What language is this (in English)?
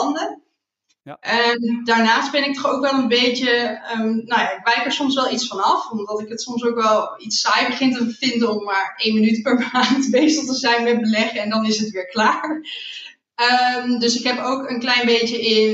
Dutch